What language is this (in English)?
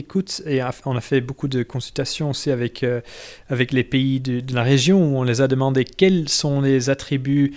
French